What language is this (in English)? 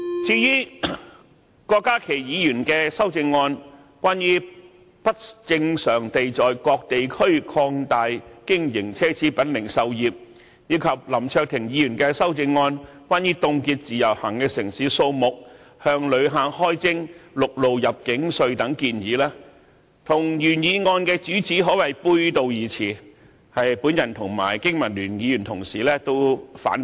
Cantonese